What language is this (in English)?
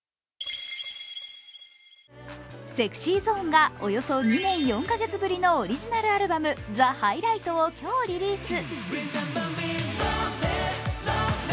Japanese